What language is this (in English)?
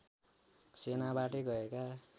Nepali